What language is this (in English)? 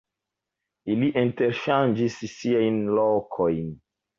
Esperanto